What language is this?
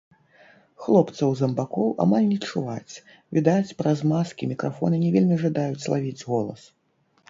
Belarusian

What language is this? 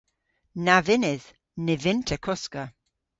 Cornish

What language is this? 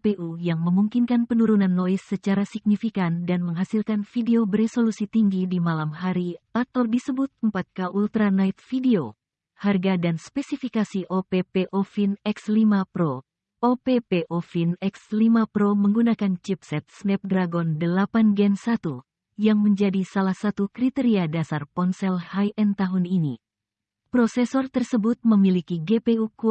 Indonesian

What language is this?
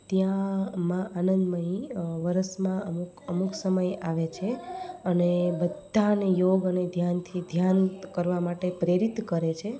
Gujarati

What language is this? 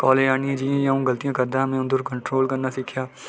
Dogri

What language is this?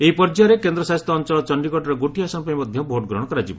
Odia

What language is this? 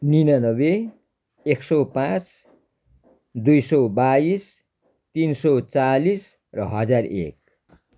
Nepali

